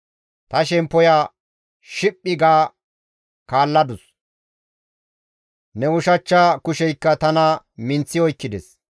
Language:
Gamo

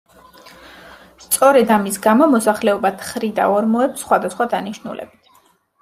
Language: Georgian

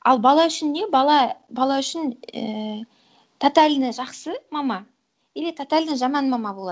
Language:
Kazakh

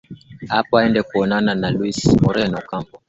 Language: Swahili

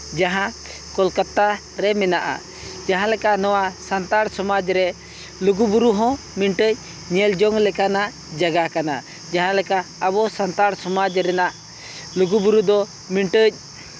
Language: Santali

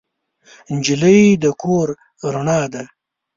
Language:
Pashto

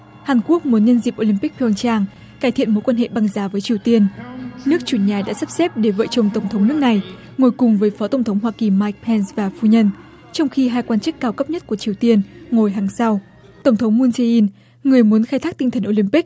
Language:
Vietnamese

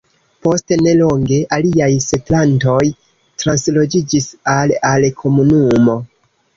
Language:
Esperanto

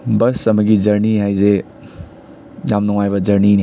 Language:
Manipuri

